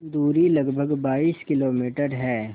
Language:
Hindi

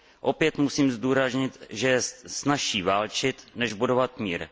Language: Czech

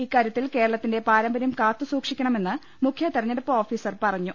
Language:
Malayalam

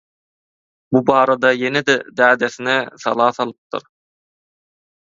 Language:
Turkmen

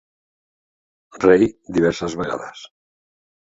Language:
Catalan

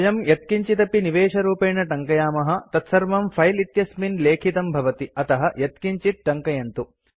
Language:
Sanskrit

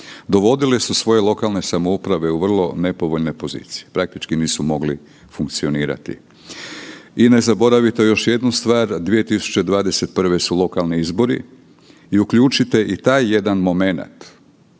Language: Croatian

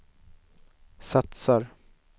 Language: Swedish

